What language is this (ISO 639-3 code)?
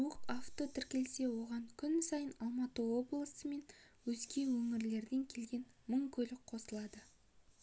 kaz